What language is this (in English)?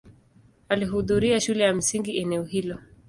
Swahili